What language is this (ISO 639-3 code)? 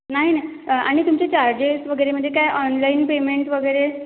mar